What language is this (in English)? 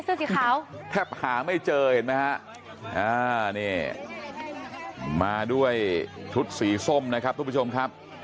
Thai